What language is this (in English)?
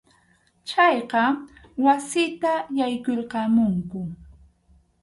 Arequipa-La Unión Quechua